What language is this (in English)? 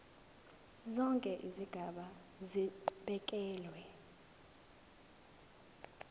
Zulu